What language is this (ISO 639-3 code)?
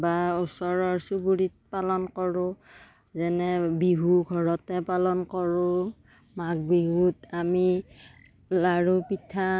asm